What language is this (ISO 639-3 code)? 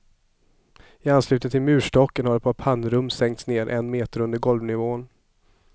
swe